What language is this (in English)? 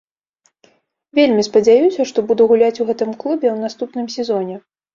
Belarusian